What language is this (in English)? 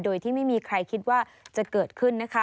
Thai